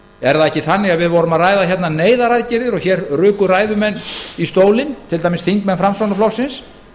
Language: Icelandic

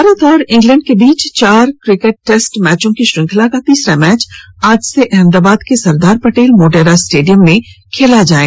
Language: Hindi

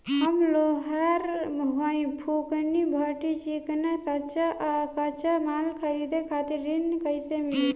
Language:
Bhojpuri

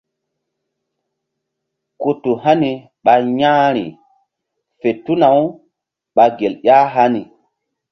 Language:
Mbum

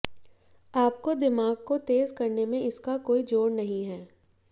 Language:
Hindi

